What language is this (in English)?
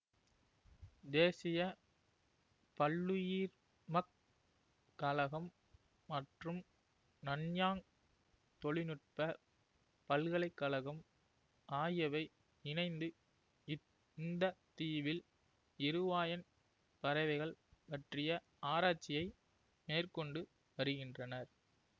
Tamil